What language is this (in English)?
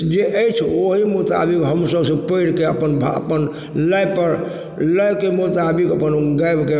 Maithili